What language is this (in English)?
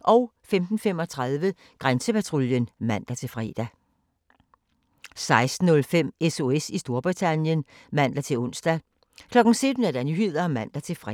Danish